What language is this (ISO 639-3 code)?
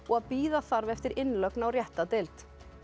isl